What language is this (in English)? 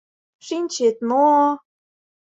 Mari